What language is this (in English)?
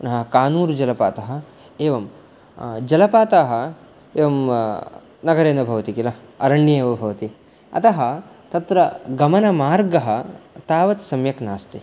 Sanskrit